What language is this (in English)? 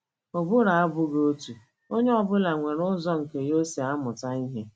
Igbo